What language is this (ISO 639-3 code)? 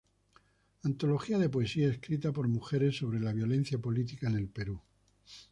spa